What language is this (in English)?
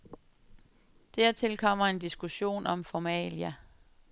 Danish